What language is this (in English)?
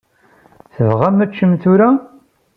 Kabyle